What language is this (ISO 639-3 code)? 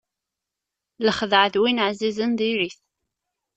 kab